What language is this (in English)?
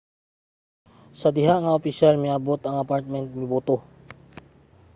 Cebuano